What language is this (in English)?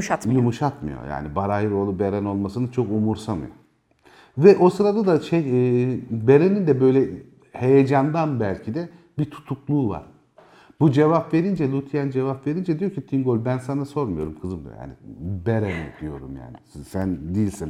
Turkish